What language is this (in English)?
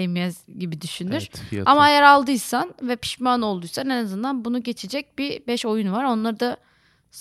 Turkish